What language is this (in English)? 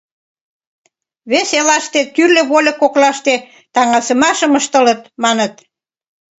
Mari